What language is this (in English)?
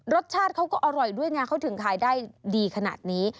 Thai